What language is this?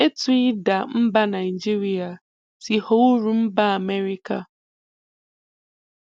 Igbo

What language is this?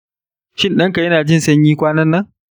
Hausa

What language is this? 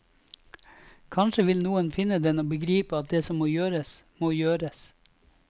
Norwegian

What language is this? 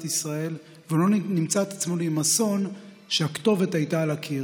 Hebrew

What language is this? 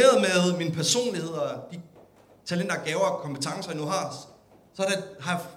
Danish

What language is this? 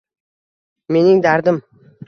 Uzbek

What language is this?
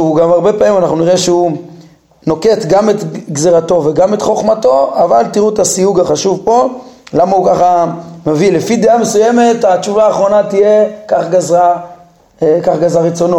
Hebrew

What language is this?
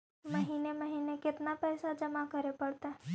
Magahi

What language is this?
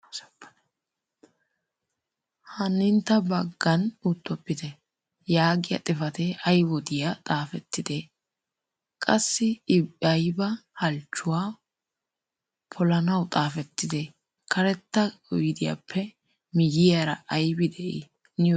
Wolaytta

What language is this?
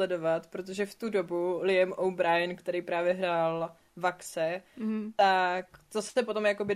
Czech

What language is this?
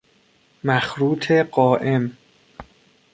Persian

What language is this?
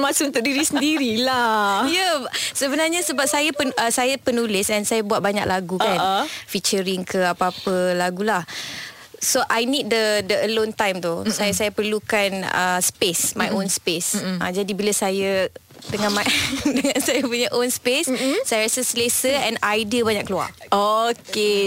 Malay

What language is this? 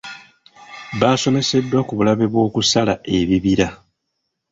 Ganda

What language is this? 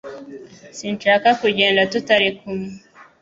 Kinyarwanda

